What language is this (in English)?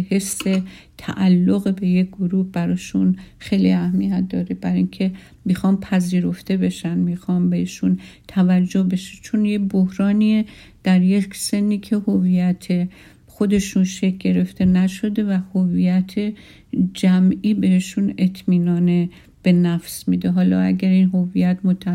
Persian